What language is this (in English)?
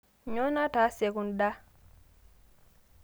Masai